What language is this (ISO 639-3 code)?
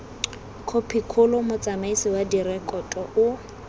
tsn